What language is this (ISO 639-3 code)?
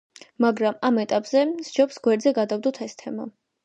kat